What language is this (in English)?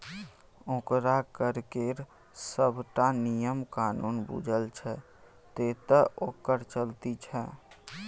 Maithili